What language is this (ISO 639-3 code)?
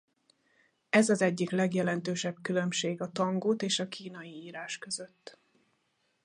hun